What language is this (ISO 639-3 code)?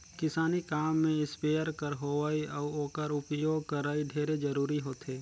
hne